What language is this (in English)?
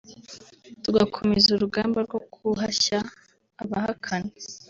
Kinyarwanda